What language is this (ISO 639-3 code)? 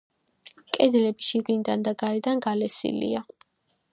kat